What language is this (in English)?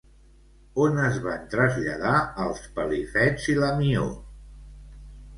Catalan